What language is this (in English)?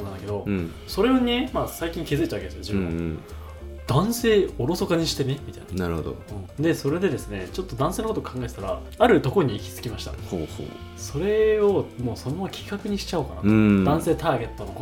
Japanese